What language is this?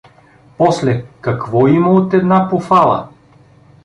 Bulgarian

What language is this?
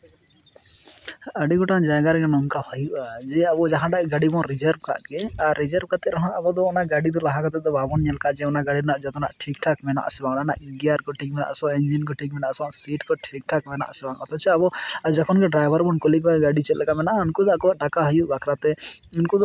Santali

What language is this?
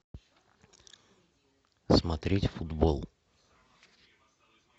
Russian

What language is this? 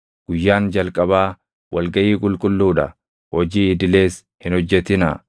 Oromo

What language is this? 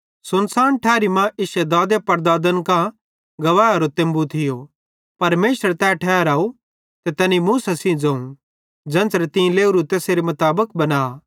Bhadrawahi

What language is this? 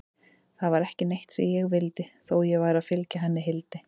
Icelandic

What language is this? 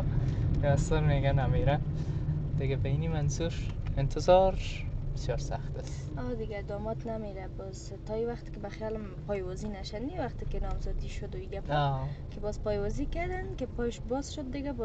Persian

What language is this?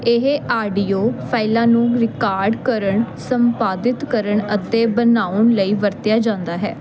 Punjabi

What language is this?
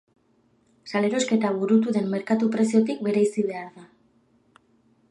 Basque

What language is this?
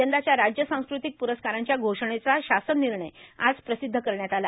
Marathi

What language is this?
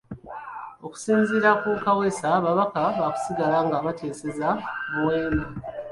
Ganda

